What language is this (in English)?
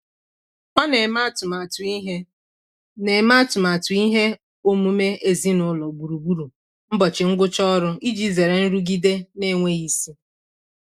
Igbo